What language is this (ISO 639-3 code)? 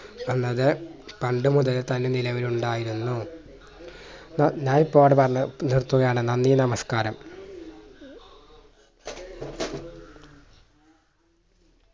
mal